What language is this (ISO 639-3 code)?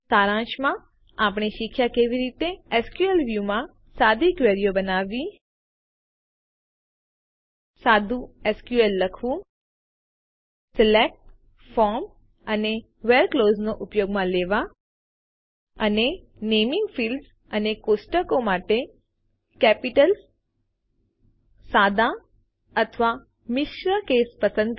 guj